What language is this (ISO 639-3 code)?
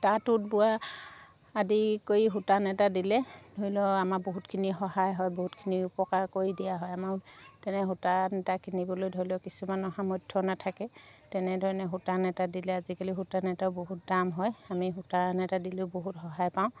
asm